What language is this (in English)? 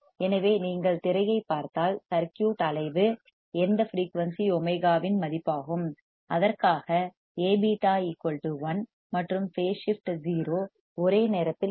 Tamil